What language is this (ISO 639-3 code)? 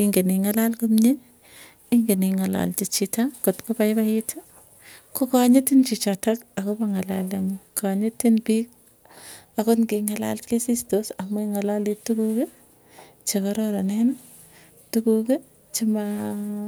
tuy